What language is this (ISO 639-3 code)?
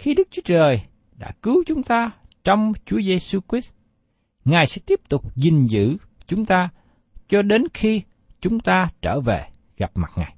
vie